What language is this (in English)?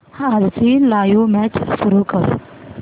Marathi